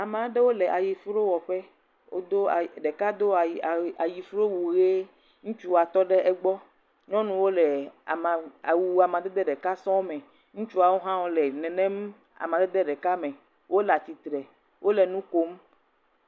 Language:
Ewe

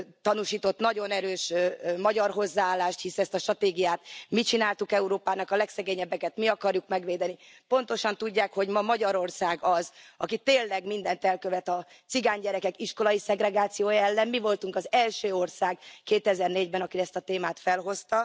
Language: Hungarian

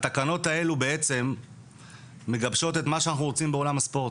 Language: Hebrew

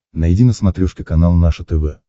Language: Russian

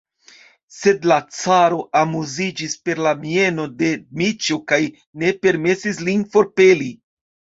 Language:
Esperanto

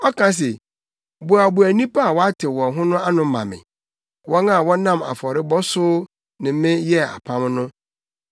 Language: Akan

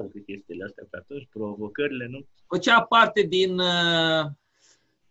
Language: Romanian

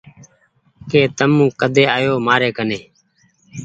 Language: Goaria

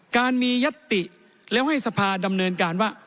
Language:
Thai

